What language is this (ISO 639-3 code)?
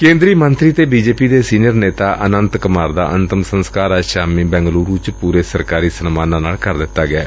pan